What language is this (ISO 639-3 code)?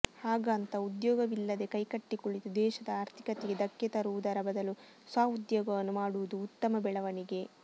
kan